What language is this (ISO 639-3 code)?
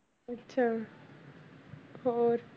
pan